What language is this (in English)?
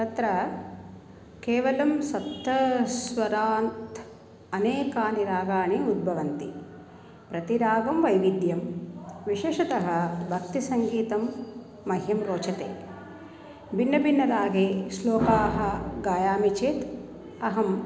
Sanskrit